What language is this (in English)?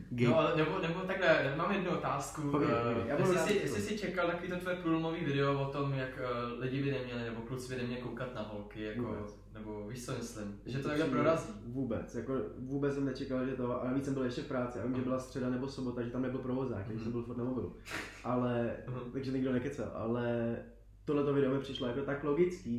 Czech